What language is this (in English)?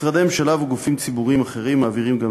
Hebrew